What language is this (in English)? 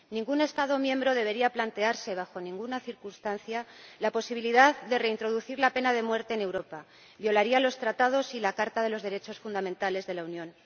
Spanish